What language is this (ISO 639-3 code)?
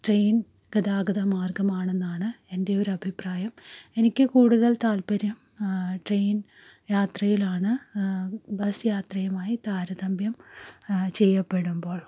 mal